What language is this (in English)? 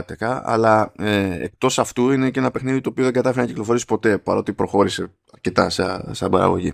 Greek